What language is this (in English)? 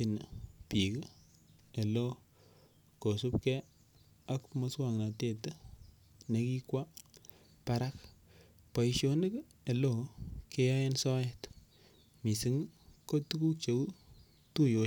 Kalenjin